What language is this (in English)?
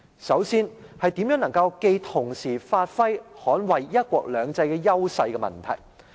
Cantonese